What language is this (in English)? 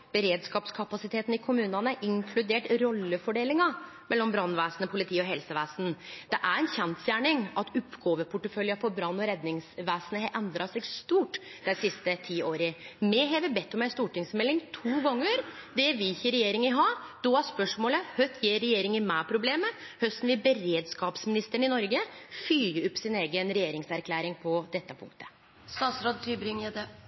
Norwegian Nynorsk